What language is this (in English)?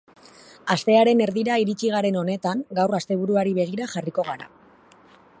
Basque